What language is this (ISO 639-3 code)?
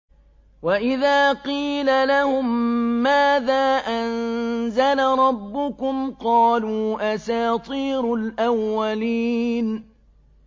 ara